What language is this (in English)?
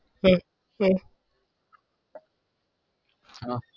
Gujarati